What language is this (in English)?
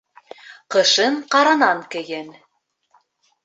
Bashkir